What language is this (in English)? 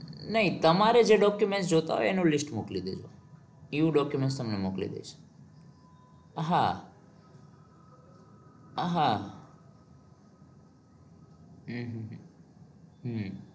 Gujarati